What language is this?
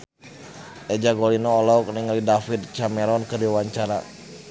Sundanese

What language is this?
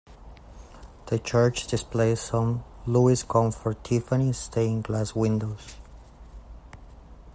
English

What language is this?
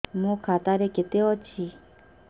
Odia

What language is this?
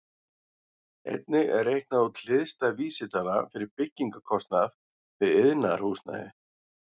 Icelandic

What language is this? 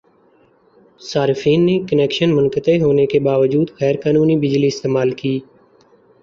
Urdu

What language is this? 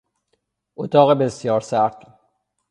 Persian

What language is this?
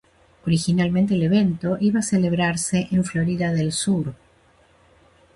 Spanish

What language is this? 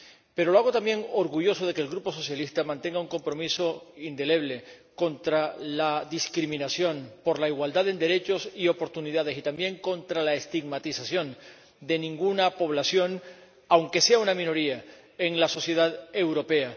Spanish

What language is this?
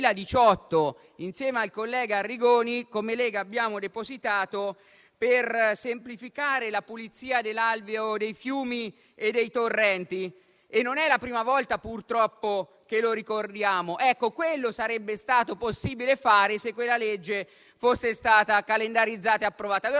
Italian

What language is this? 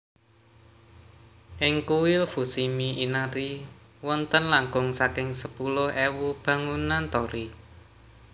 Javanese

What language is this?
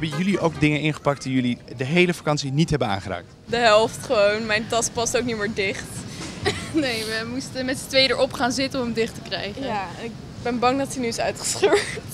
Dutch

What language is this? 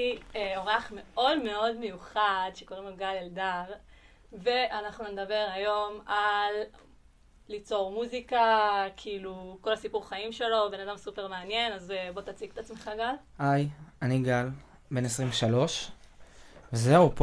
Hebrew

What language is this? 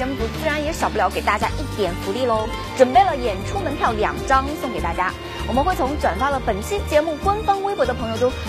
Chinese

